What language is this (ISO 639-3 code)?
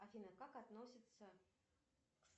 rus